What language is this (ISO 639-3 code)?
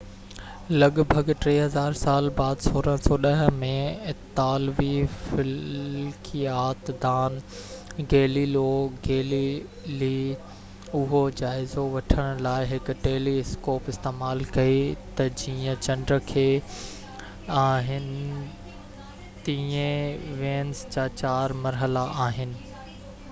snd